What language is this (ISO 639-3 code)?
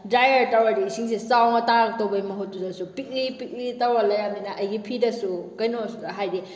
mni